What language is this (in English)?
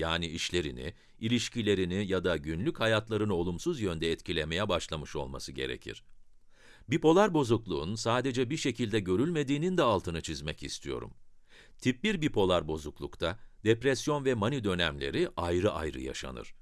Turkish